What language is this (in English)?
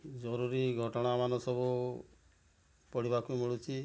Odia